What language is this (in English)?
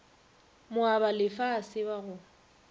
Northern Sotho